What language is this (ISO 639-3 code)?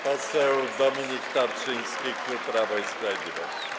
pol